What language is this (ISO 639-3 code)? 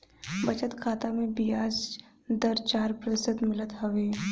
bho